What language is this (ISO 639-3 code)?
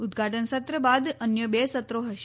guj